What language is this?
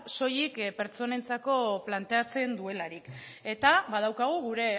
Basque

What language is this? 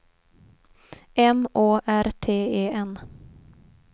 Swedish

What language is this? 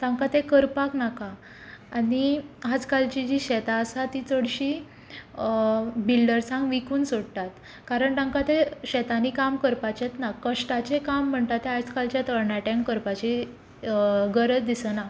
Konkani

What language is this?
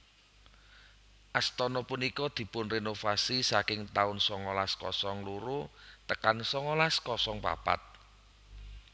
Javanese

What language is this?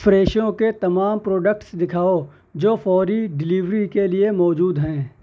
Urdu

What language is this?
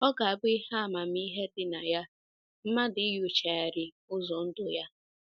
Igbo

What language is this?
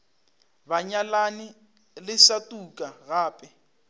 Northern Sotho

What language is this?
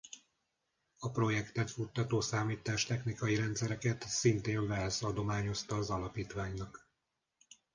Hungarian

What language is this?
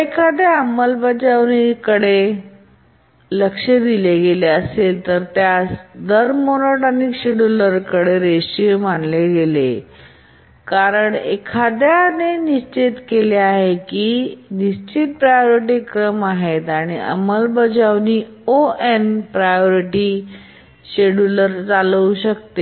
Marathi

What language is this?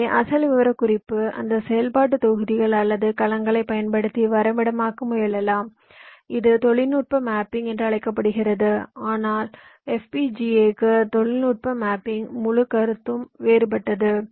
Tamil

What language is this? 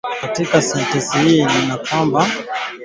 Swahili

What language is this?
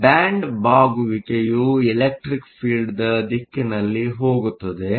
Kannada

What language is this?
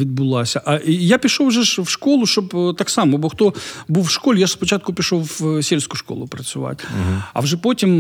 Ukrainian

